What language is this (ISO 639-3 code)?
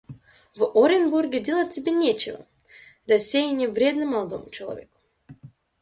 rus